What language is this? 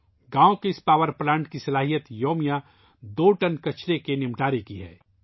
Urdu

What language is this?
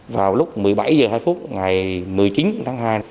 Vietnamese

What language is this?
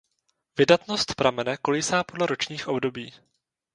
Czech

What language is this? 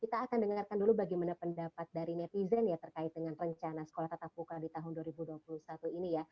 Indonesian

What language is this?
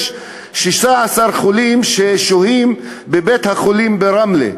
Hebrew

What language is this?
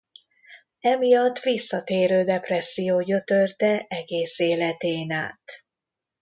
Hungarian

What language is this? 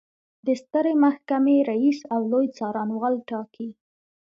Pashto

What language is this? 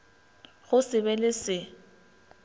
Northern Sotho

